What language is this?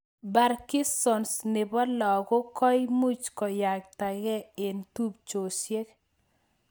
Kalenjin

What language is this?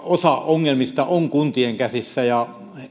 Finnish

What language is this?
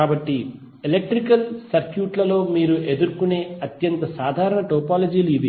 Telugu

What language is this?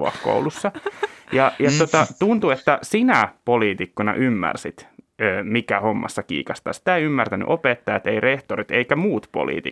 Finnish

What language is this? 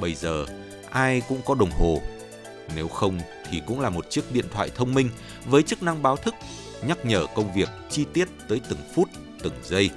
Vietnamese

